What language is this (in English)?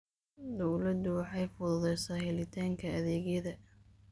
Somali